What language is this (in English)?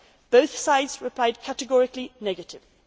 English